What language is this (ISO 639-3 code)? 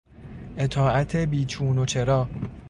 fas